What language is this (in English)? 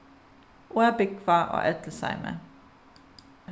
Faroese